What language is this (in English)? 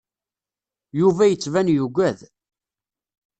Kabyle